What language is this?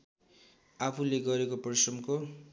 Nepali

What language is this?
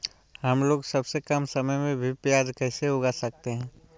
Magahi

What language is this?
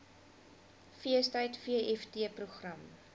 Afrikaans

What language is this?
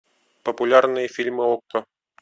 Russian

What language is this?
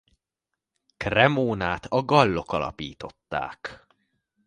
Hungarian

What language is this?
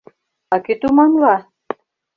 Mari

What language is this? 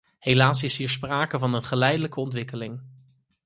Dutch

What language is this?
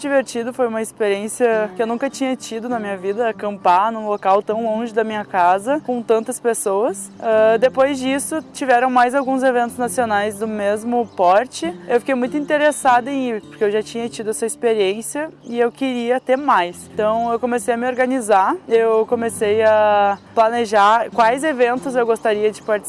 Portuguese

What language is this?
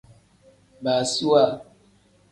Tem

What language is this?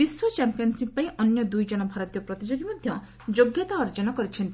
Odia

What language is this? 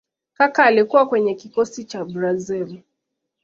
Swahili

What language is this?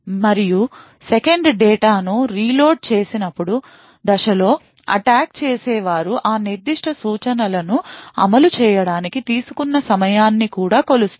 Telugu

